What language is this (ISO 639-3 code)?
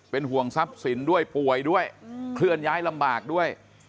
tha